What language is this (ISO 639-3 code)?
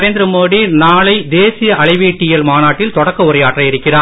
tam